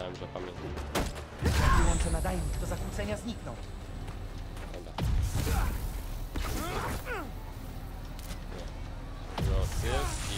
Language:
Polish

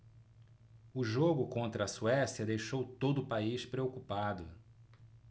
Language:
Portuguese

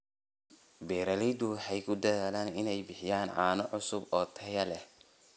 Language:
Somali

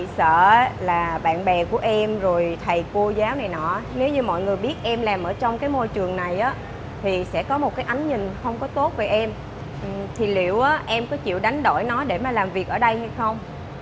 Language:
Vietnamese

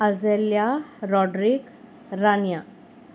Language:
Konkani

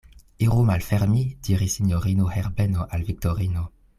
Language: Esperanto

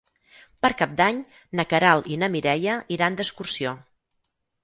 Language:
Catalan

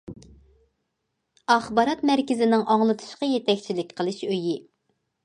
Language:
Uyghur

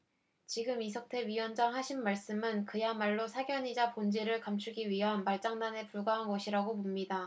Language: Korean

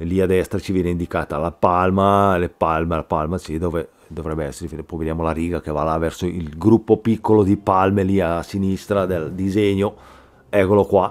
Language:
Italian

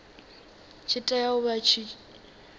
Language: Venda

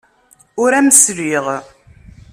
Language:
Kabyle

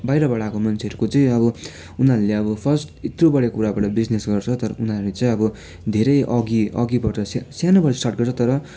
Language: Nepali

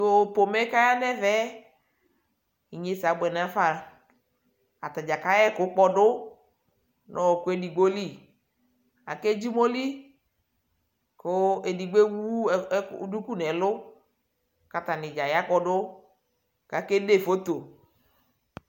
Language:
Ikposo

